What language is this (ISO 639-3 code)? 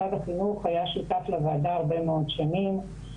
heb